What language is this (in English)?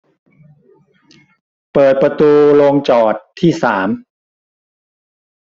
Thai